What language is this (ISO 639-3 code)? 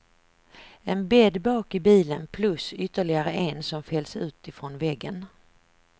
swe